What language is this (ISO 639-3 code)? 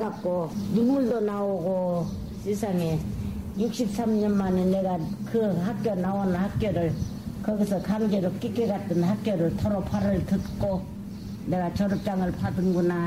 kor